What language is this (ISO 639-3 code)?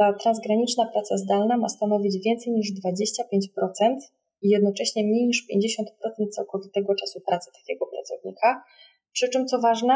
pol